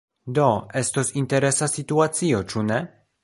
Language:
Esperanto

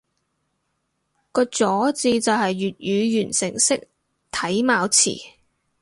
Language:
Cantonese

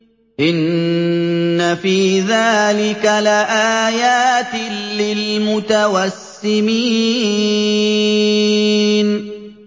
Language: Arabic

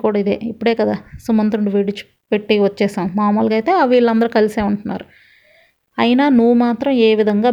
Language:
Telugu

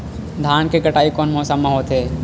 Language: Chhattisgarhi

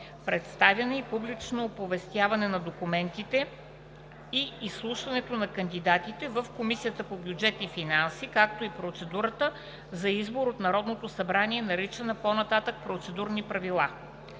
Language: Bulgarian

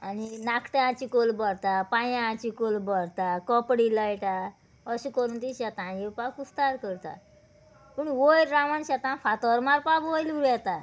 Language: Konkani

